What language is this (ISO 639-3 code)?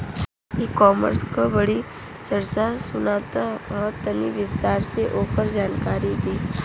bho